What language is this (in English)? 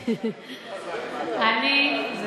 Hebrew